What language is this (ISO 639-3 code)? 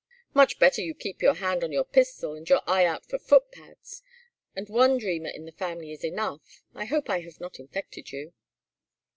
eng